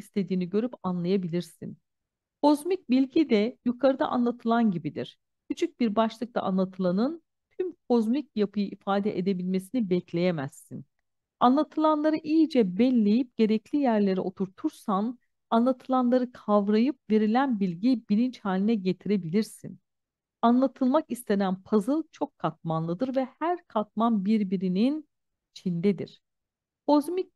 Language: Turkish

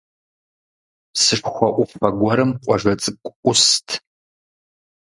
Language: Kabardian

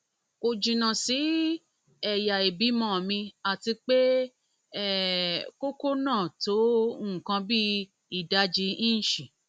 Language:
Yoruba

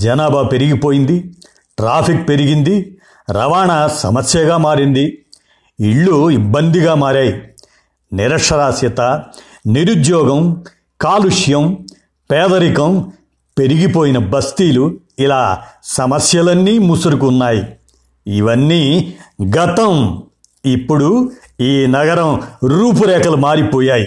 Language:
Telugu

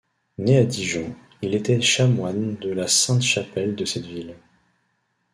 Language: French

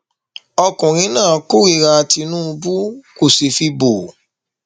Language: Yoruba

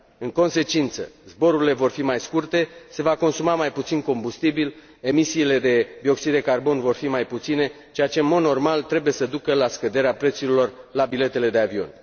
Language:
Romanian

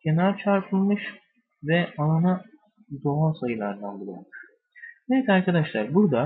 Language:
Turkish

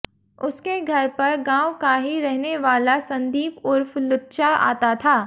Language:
Hindi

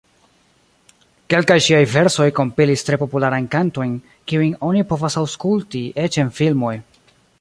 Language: Esperanto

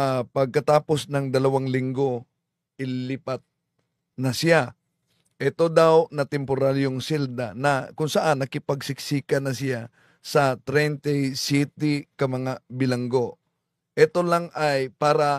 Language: Filipino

